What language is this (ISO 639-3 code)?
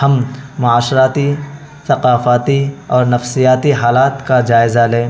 urd